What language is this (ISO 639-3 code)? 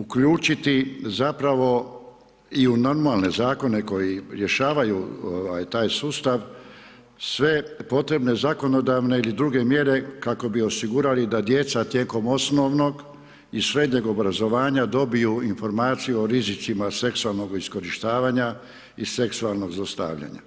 hrv